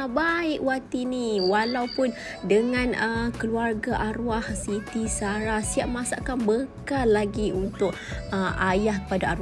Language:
Malay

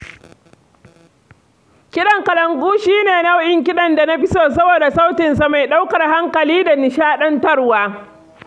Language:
Hausa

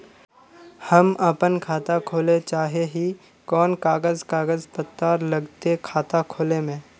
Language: Magahi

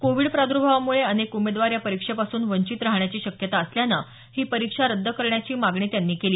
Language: Marathi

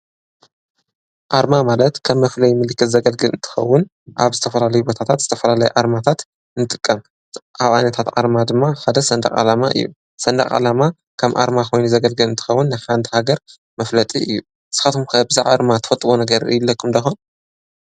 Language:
Tigrinya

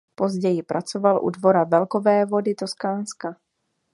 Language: Czech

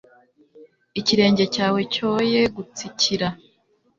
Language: Kinyarwanda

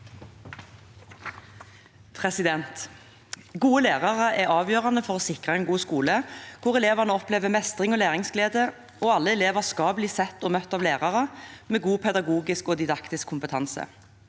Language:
Norwegian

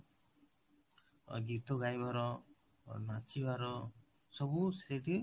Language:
Odia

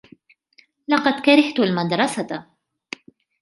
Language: Arabic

